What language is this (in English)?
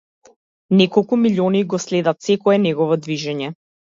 Macedonian